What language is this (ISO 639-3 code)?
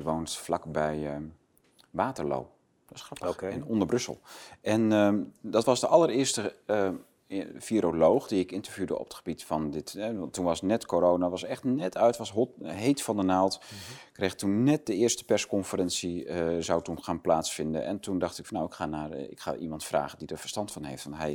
nld